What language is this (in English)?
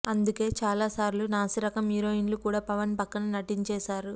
Telugu